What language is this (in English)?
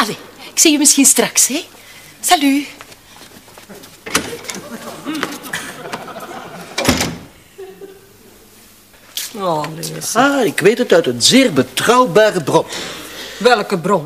Dutch